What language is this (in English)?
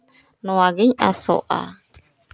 Santali